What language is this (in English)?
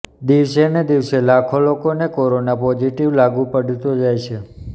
Gujarati